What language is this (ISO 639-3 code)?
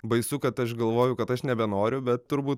lit